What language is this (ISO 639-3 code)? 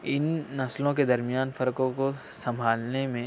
urd